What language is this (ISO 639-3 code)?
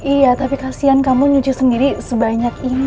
ind